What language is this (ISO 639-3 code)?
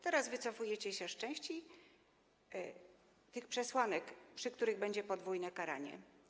pol